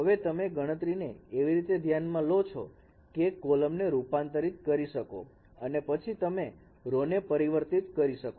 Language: Gujarati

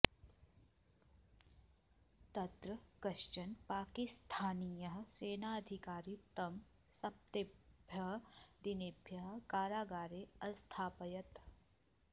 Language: Sanskrit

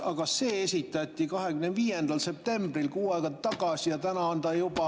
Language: Estonian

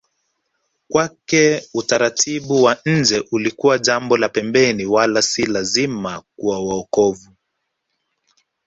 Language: Swahili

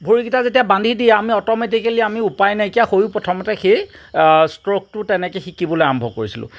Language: Assamese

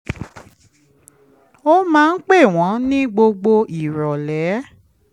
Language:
Yoruba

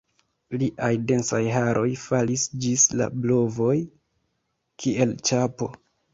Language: Esperanto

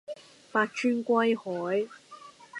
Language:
Cantonese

